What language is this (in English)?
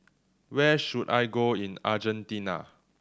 English